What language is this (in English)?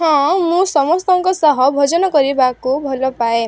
Odia